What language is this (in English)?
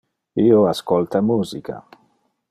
Interlingua